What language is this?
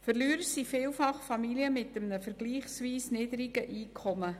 Swiss German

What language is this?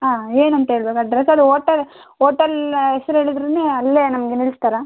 Kannada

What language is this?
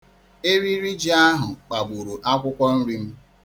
Igbo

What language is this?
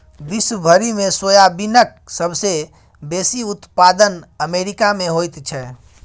Maithili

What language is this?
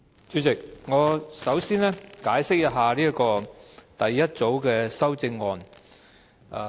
Cantonese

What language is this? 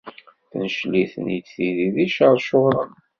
Kabyle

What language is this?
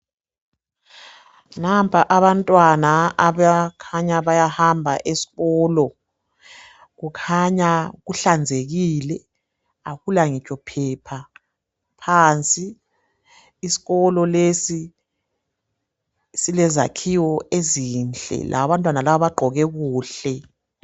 North Ndebele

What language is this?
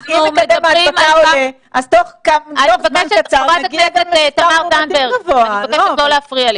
Hebrew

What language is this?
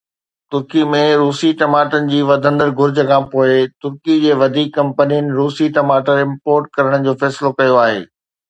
Sindhi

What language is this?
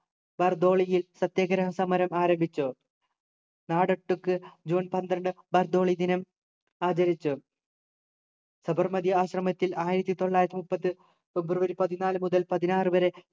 Malayalam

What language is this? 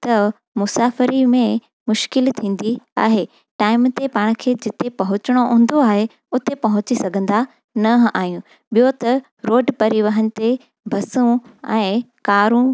Sindhi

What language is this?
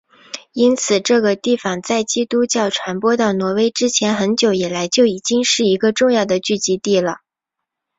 Chinese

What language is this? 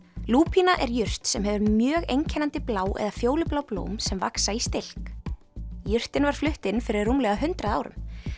Icelandic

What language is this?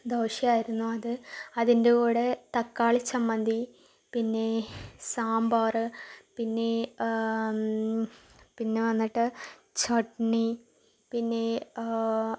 Malayalam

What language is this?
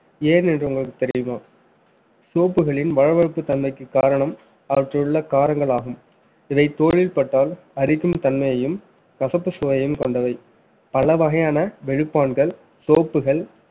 Tamil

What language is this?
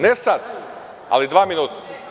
Serbian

